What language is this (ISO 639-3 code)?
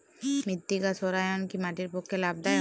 ben